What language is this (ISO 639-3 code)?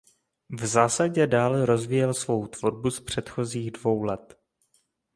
ces